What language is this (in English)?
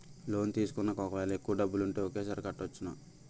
Telugu